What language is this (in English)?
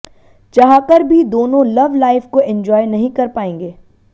Hindi